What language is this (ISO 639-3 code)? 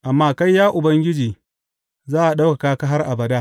hau